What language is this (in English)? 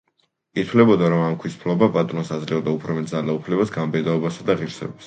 Georgian